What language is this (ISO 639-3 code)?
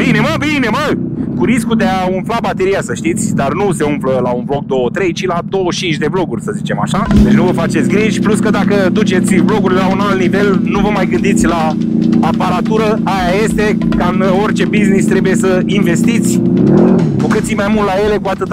ron